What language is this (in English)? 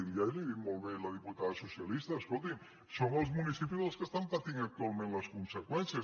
Catalan